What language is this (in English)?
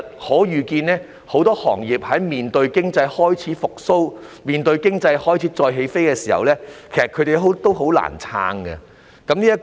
Cantonese